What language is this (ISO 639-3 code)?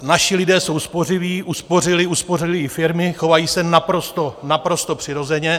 ces